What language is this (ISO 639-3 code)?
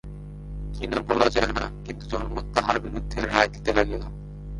ben